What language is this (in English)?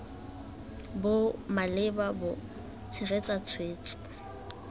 Tswana